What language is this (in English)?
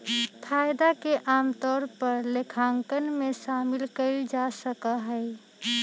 Magahi